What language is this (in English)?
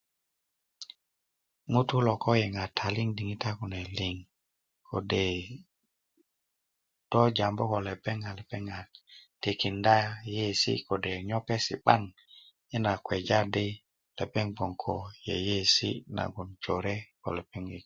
Kuku